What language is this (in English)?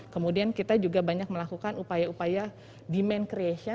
Indonesian